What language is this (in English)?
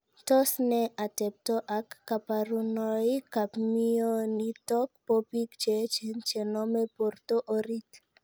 Kalenjin